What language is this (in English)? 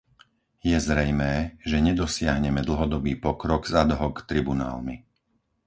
Slovak